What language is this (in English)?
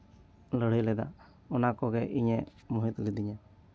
Santali